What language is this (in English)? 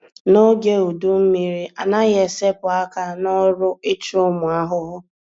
Igbo